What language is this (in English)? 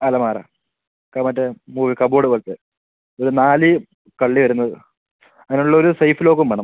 Malayalam